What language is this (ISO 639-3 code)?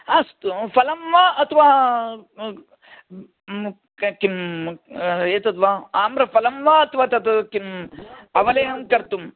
san